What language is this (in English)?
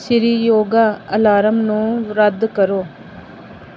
Punjabi